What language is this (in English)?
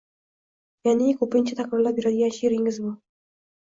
Uzbek